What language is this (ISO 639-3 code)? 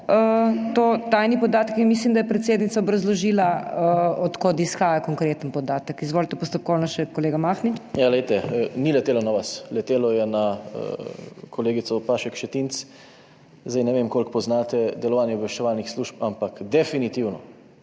slv